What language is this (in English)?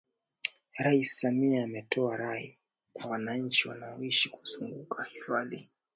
Swahili